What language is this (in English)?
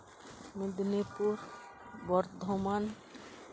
Santali